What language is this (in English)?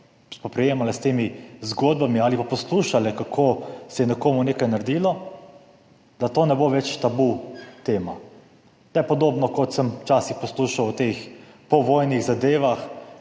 Slovenian